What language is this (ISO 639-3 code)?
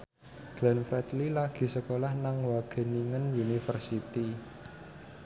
jav